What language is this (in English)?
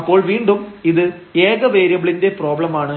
Malayalam